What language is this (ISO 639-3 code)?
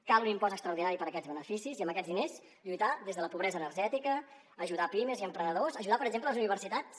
cat